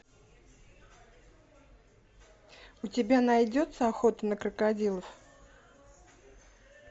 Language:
Russian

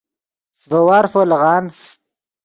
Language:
Yidgha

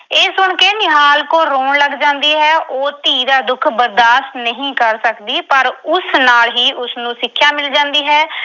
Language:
Punjabi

